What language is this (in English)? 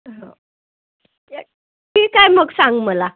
Marathi